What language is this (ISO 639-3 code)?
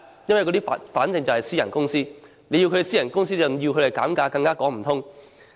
yue